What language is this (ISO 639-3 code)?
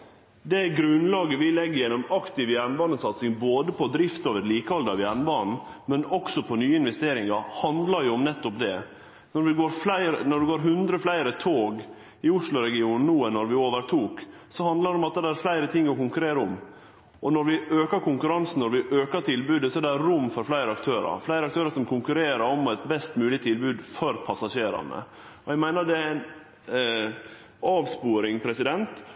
nno